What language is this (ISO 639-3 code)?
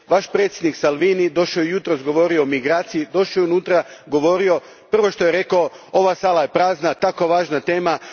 hrv